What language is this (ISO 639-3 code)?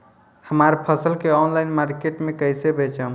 bho